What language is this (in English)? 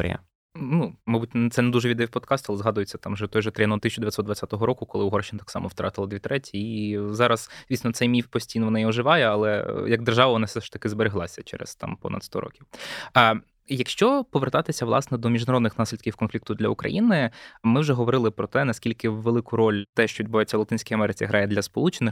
Ukrainian